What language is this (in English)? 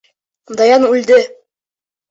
Bashkir